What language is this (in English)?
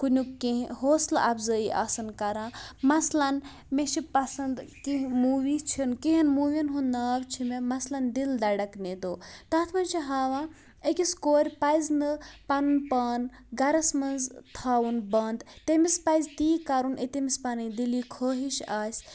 Kashmiri